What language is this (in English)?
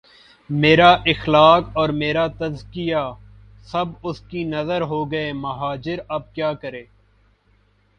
Urdu